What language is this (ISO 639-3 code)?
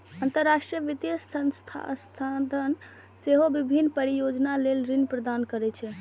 mai